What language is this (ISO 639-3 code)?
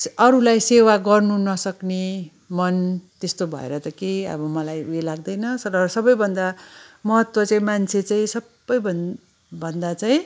nep